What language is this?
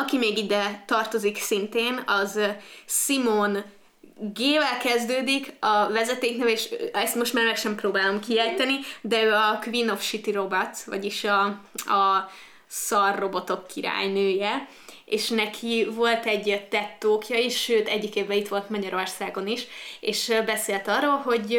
Hungarian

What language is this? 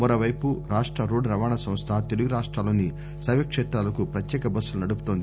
Telugu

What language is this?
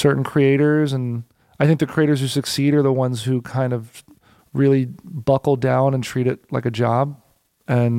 English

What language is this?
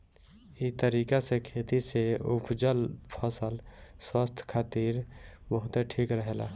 Bhojpuri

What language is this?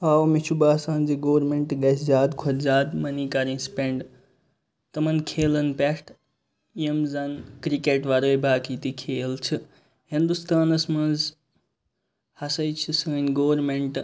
Kashmiri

